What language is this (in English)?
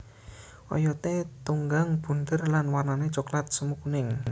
Javanese